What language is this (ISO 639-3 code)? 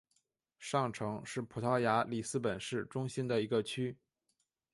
zho